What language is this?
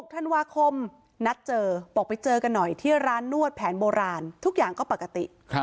Thai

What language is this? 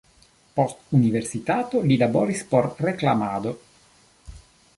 Esperanto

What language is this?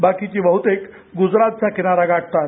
Marathi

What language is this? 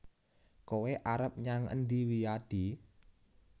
Javanese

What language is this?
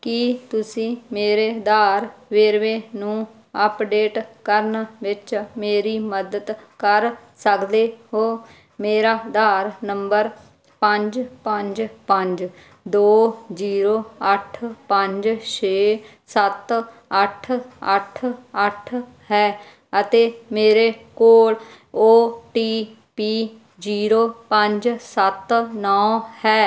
Punjabi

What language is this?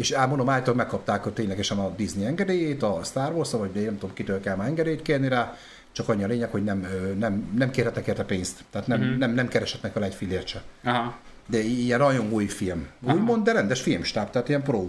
Hungarian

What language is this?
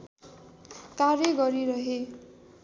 Nepali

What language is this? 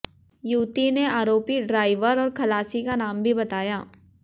Hindi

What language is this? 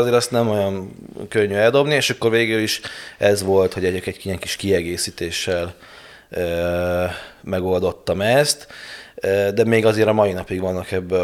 Hungarian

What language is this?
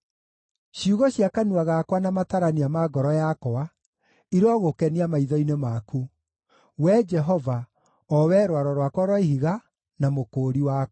Kikuyu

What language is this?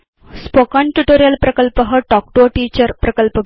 Sanskrit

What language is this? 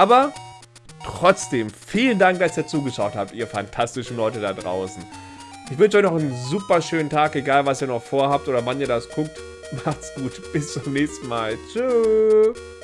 German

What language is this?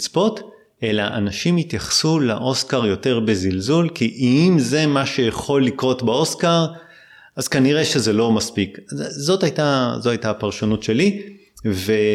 Hebrew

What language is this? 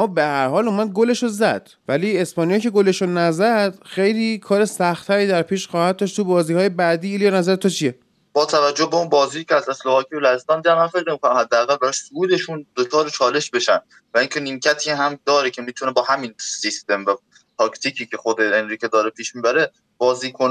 Persian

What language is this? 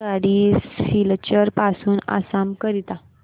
Marathi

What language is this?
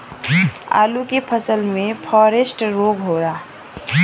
Bhojpuri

